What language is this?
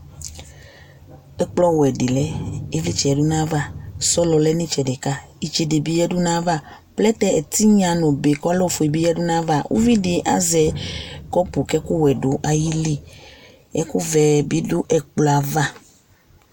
Ikposo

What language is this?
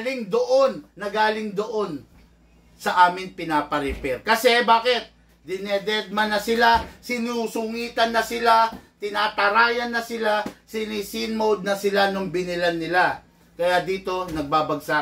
Filipino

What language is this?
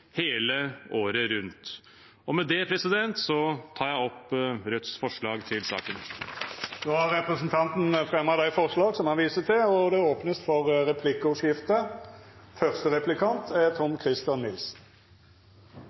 Norwegian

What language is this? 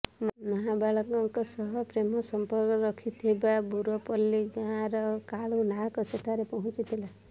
Odia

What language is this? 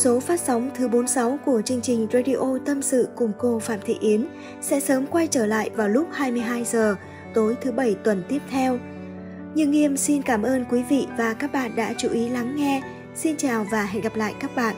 Vietnamese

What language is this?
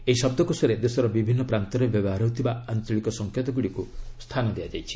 Odia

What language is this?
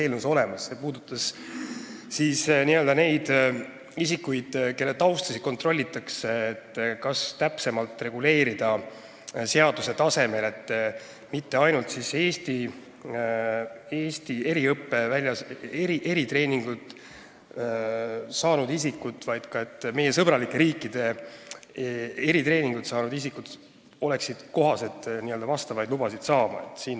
Estonian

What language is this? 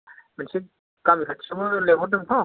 Bodo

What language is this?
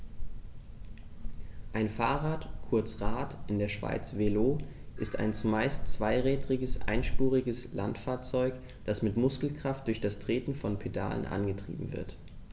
German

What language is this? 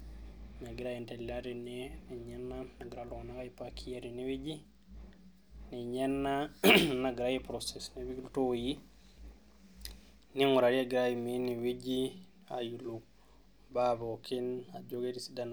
Masai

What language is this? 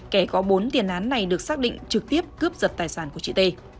Vietnamese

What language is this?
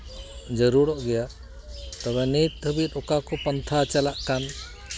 Santali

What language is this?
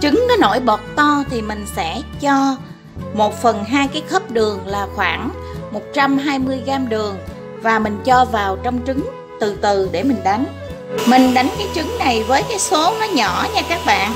Vietnamese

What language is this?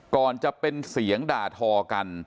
Thai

